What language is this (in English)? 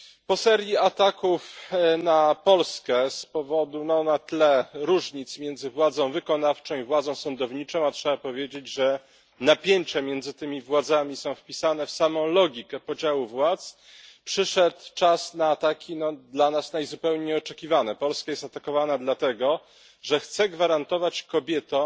Polish